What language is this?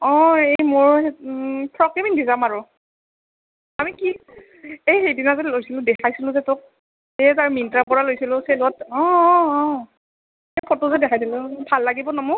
Assamese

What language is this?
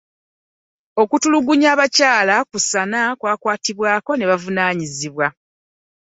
Ganda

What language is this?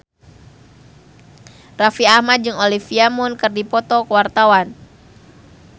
Sundanese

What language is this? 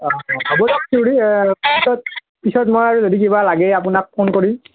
Assamese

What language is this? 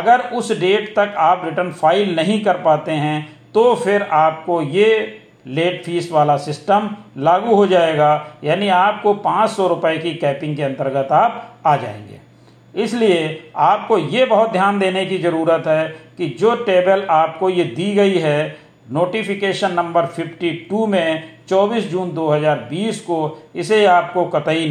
Hindi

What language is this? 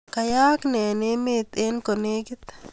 Kalenjin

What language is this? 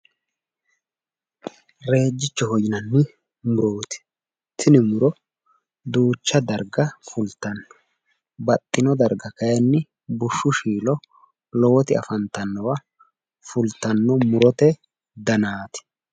Sidamo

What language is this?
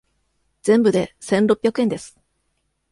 Japanese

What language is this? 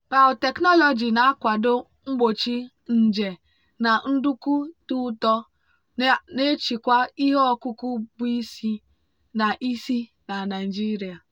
Igbo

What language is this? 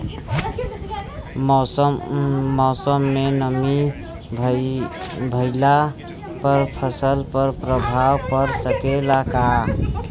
Bhojpuri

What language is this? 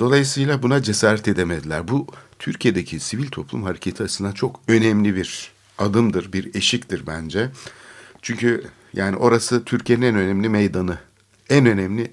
Turkish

